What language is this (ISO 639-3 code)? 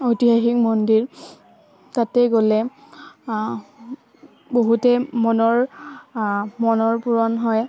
asm